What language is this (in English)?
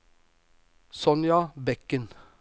Norwegian